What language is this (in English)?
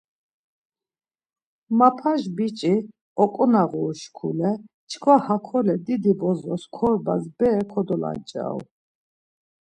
Laz